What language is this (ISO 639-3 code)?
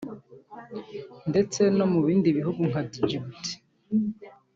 kin